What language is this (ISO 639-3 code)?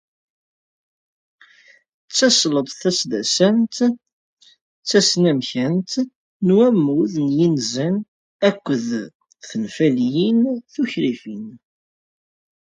kab